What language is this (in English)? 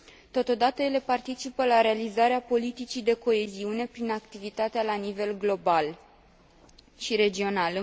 Romanian